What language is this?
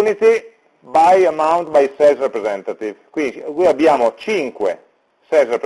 Italian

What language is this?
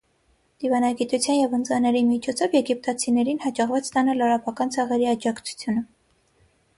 Armenian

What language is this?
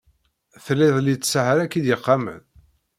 Kabyle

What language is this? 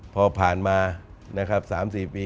Thai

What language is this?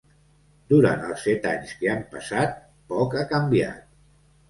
Catalan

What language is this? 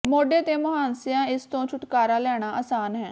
Punjabi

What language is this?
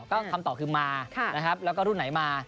Thai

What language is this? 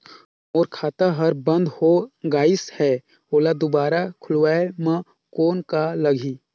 Chhattisgarhi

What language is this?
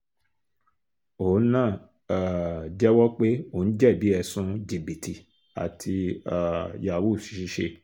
Yoruba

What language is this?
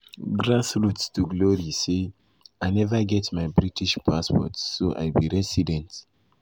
Nigerian Pidgin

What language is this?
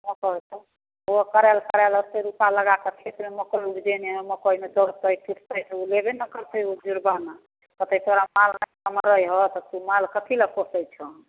Maithili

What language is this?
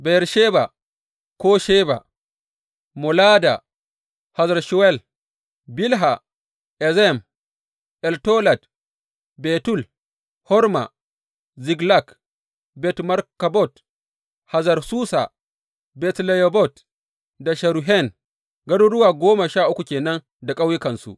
Hausa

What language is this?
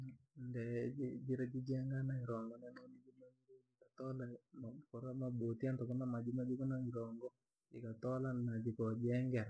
Langi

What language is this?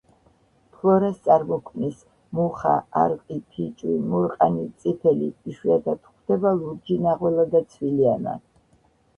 Georgian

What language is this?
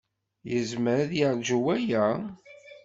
Kabyle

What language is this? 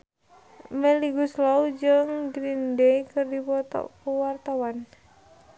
Sundanese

